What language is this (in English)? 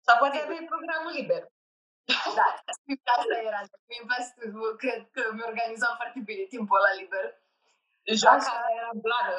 Romanian